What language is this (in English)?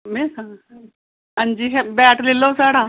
Dogri